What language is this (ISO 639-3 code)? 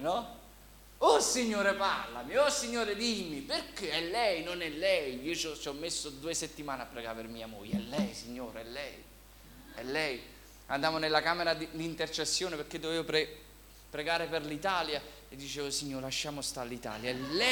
ita